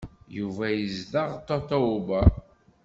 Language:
Kabyle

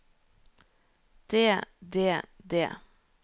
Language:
Norwegian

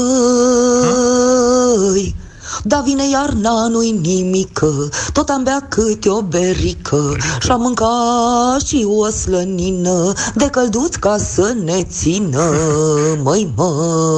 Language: Romanian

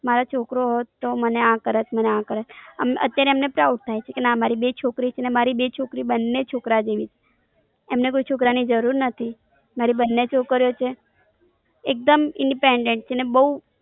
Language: Gujarati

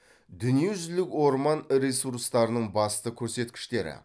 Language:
Kazakh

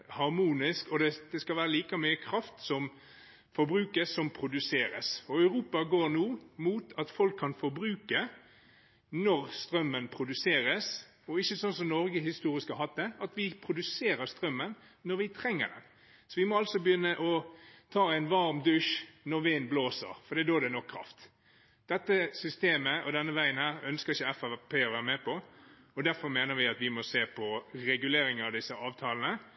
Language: Norwegian Bokmål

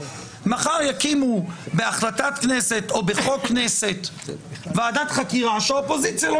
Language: Hebrew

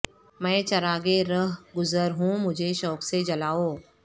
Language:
Urdu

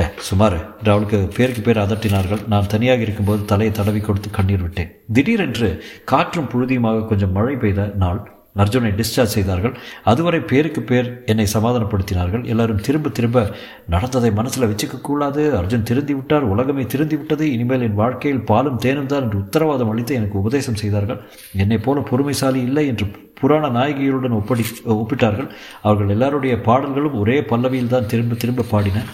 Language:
Tamil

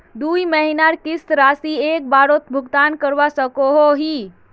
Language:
Magahi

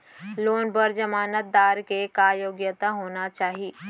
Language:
Chhattisgarhi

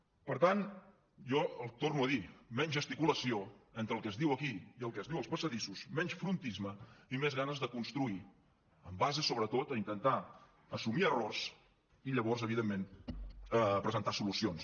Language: Catalan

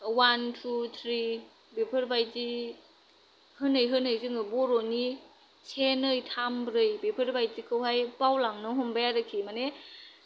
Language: Bodo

